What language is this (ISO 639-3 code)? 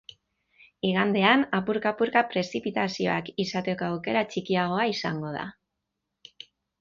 eus